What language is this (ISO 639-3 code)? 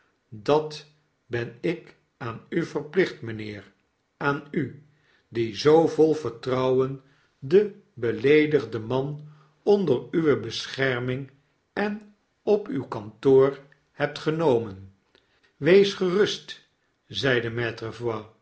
nld